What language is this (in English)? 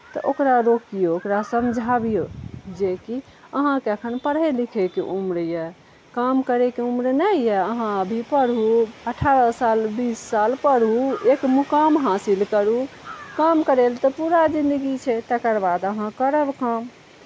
Maithili